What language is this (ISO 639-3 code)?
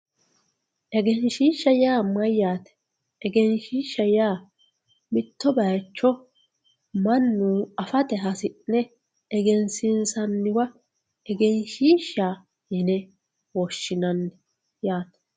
sid